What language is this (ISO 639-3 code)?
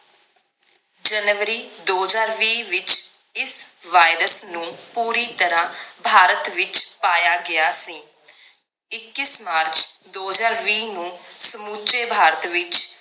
pan